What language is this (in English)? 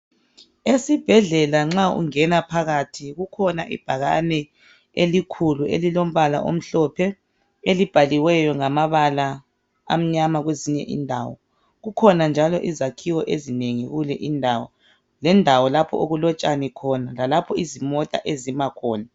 North Ndebele